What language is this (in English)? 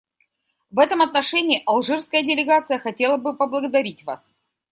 Russian